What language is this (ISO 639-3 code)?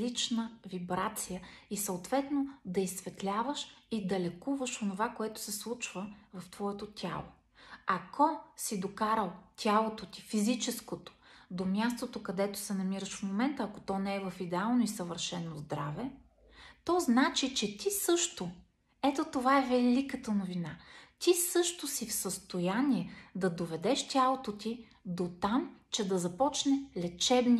bul